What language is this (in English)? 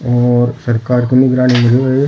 Rajasthani